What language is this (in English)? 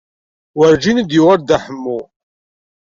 Kabyle